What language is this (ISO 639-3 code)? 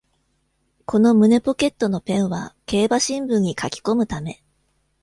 jpn